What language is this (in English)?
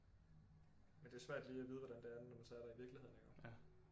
Danish